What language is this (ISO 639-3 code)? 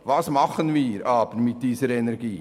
gsw